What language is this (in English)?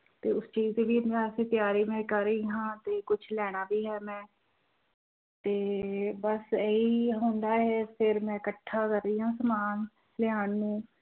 Punjabi